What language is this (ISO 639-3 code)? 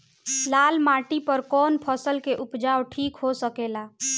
bho